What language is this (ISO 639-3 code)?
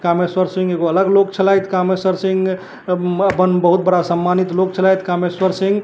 mai